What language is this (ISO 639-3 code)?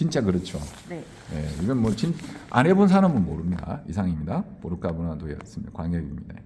kor